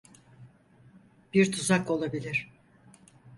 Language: Turkish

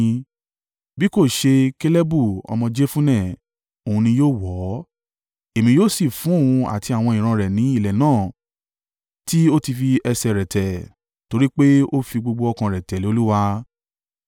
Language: Yoruba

